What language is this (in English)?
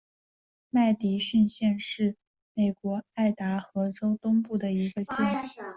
Chinese